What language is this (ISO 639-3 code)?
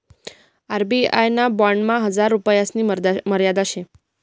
mar